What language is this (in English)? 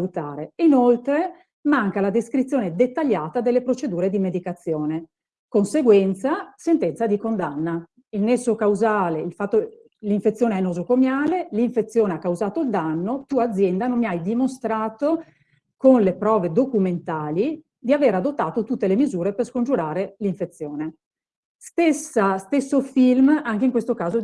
Italian